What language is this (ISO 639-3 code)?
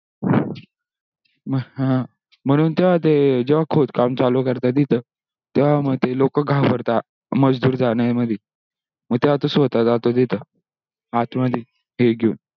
mar